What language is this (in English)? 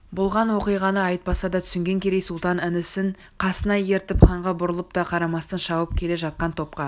Kazakh